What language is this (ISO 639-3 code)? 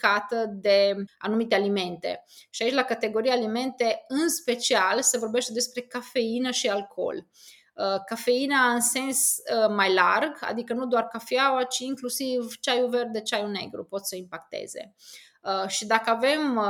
ron